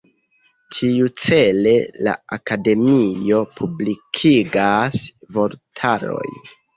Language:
Esperanto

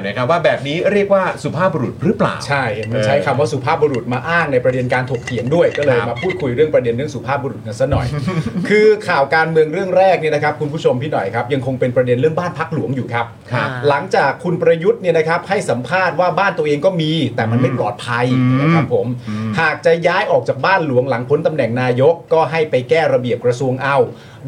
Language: Thai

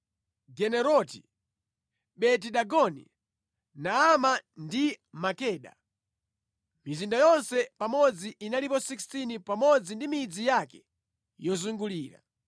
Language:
Nyanja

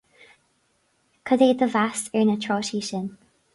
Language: Irish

